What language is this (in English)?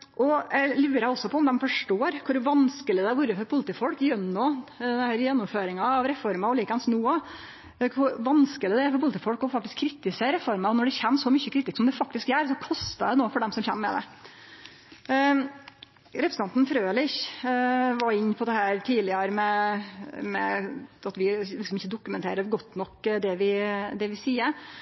Norwegian Nynorsk